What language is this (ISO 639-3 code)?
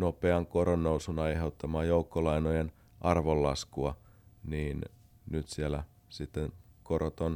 fin